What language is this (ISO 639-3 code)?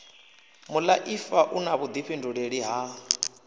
ven